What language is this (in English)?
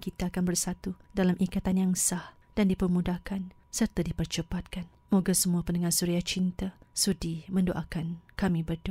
Malay